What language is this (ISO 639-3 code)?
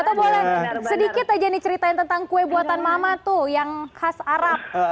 ind